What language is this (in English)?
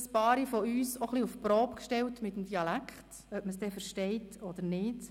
Swiss German